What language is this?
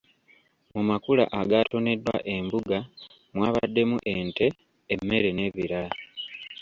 Ganda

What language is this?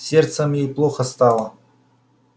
Russian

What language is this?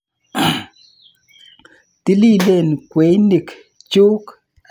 Kalenjin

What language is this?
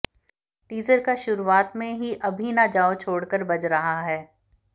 Hindi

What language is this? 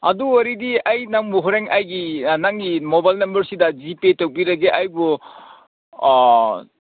Manipuri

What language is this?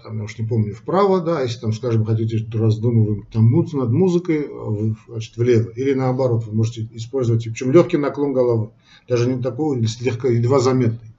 Russian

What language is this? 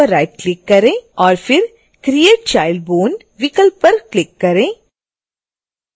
Hindi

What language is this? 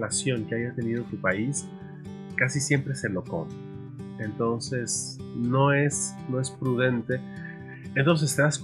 Spanish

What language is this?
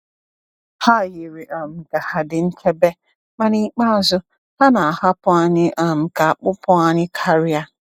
Igbo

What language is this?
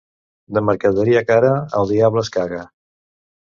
Catalan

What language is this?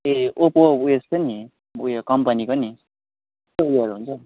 Nepali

